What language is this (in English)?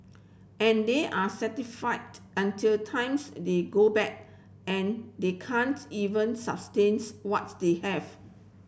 English